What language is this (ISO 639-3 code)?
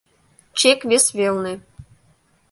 chm